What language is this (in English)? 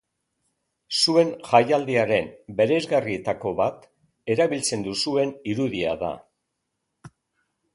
Basque